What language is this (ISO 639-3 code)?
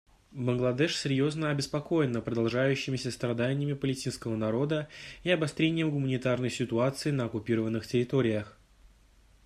rus